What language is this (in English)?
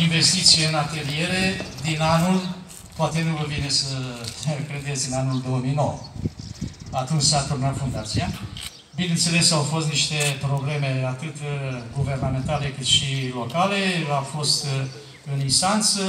Romanian